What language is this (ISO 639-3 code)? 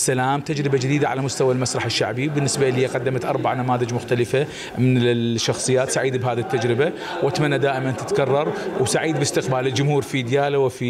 ara